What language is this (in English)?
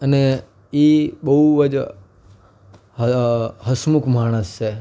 Gujarati